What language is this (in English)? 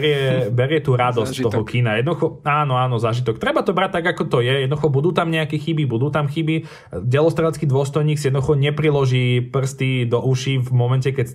Slovak